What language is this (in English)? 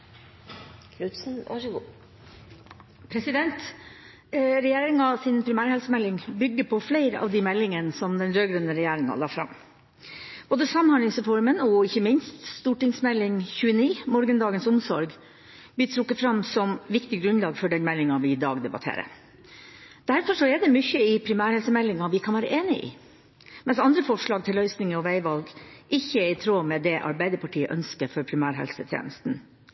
Norwegian Bokmål